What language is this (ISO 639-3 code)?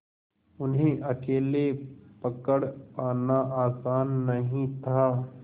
hin